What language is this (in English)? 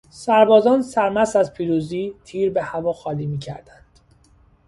Persian